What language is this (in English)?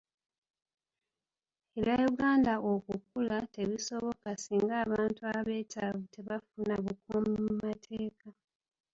Ganda